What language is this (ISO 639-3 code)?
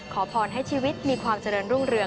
tha